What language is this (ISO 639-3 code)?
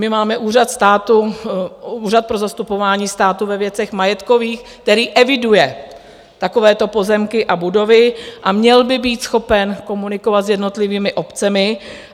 ces